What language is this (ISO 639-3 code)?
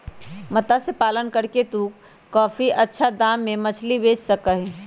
mag